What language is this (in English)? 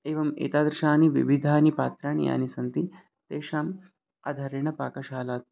Sanskrit